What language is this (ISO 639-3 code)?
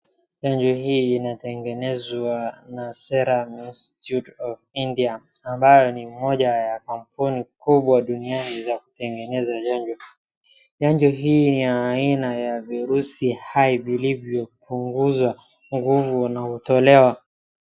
swa